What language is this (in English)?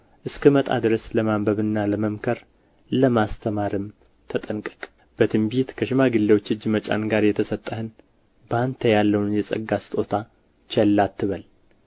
Amharic